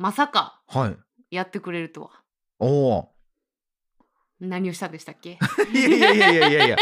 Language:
Japanese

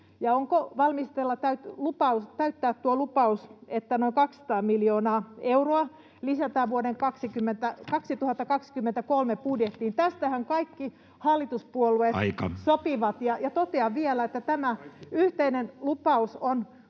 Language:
Finnish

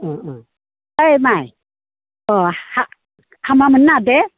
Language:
Bodo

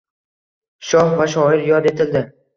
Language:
Uzbek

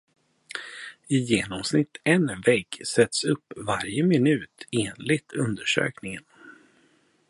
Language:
Swedish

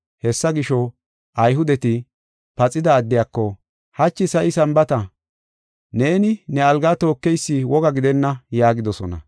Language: Gofa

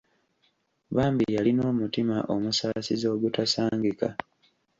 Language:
Ganda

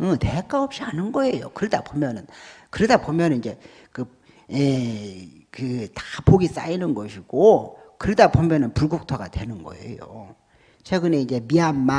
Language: Korean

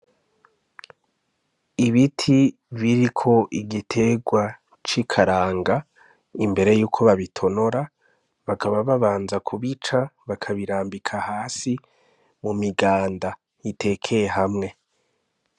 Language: Rundi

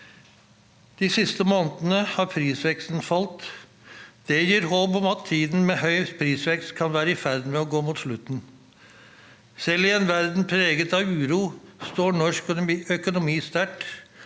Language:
Norwegian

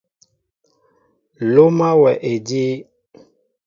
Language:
Mbo (Cameroon)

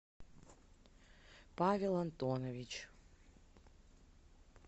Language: Russian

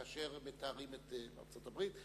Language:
Hebrew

